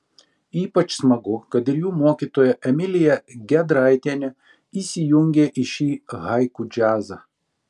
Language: Lithuanian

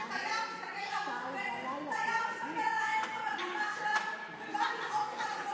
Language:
Hebrew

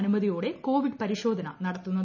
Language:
Malayalam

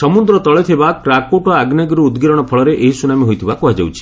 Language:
Odia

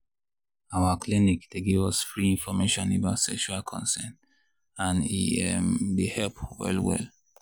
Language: Nigerian Pidgin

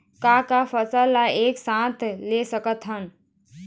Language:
Chhattisgarhi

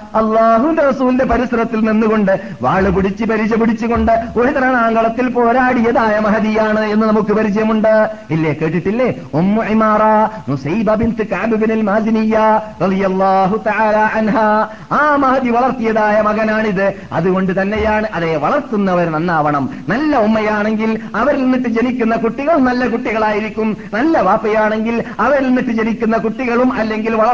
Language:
Malayalam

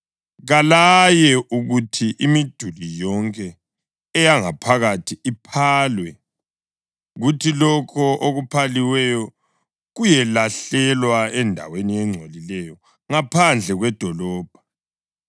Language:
North Ndebele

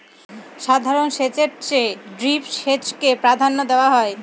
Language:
Bangla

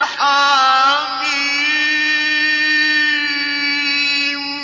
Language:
Arabic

